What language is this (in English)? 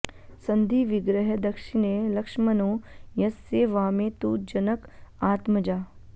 Sanskrit